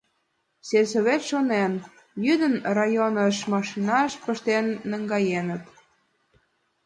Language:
Mari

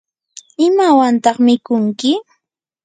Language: Yanahuanca Pasco Quechua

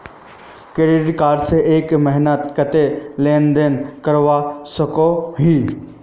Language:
Magahi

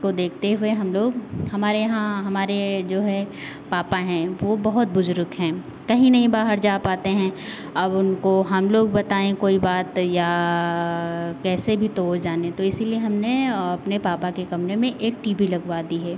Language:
Hindi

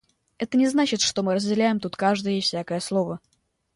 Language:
Russian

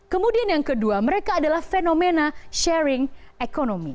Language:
Indonesian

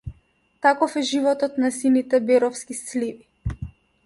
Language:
Macedonian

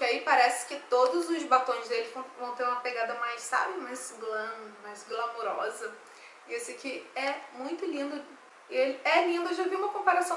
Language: Portuguese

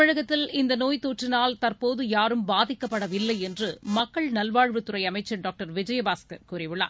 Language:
Tamil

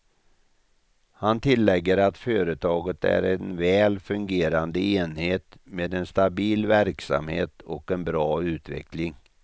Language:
Swedish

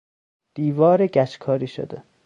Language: Persian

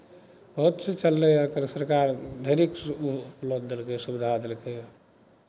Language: Maithili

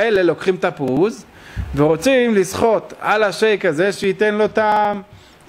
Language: Hebrew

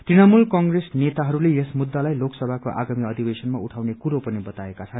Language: Nepali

